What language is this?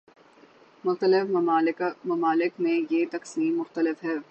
Urdu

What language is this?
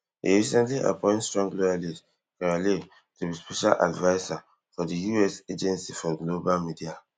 Nigerian Pidgin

